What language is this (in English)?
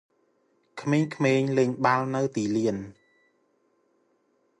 Khmer